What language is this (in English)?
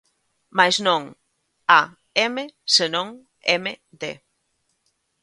Galician